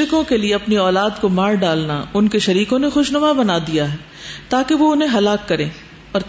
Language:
Urdu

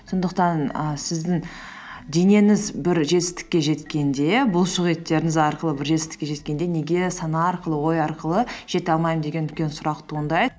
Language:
Kazakh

